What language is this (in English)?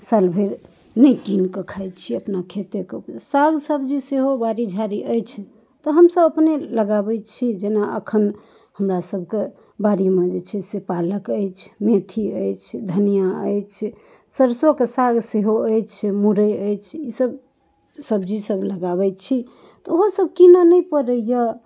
Maithili